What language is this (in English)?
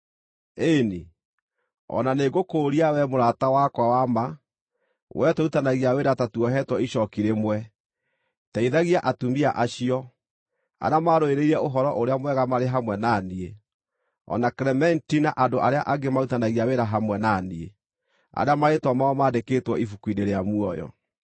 Kikuyu